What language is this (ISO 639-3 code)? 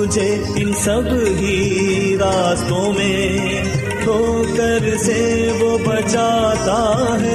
urd